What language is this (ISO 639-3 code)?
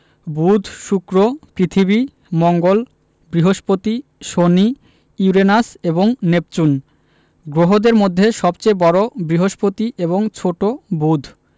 ben